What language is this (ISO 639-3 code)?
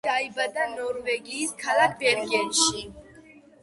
kat